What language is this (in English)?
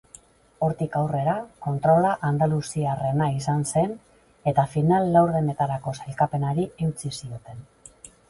Basque